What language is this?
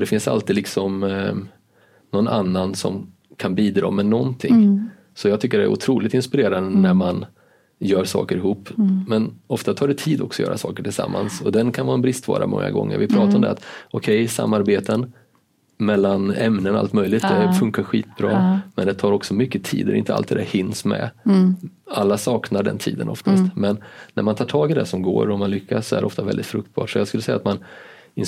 Swedish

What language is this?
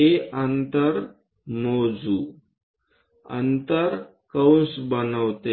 Marathi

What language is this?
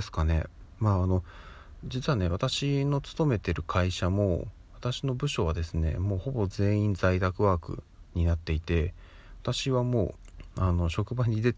Japanese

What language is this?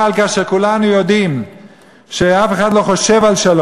Hebrew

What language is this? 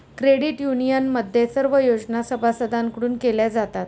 Marathi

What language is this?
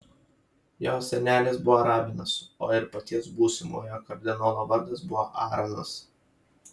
Lithuanian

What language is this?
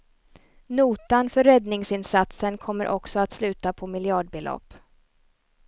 Swedish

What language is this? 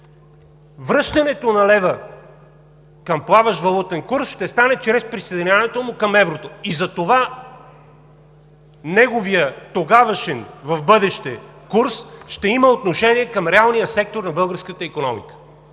Bulgarian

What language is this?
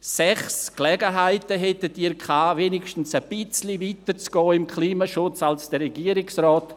Swiss German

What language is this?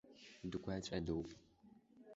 Abkhazian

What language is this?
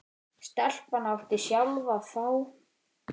Icelandic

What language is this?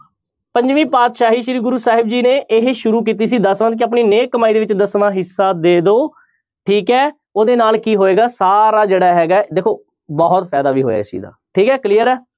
Punjabi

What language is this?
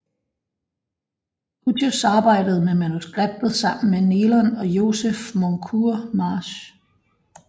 Danish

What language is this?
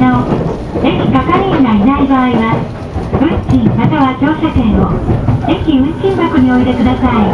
Japanese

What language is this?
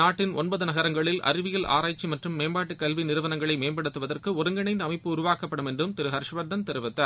Tamil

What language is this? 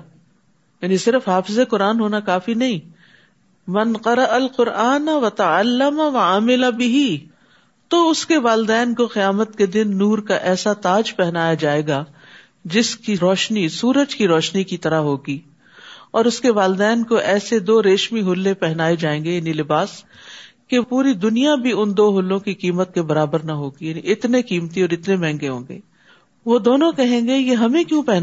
Urdu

